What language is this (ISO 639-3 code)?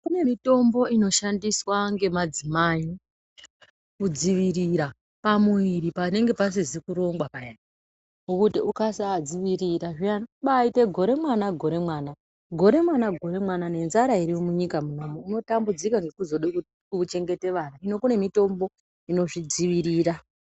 ndc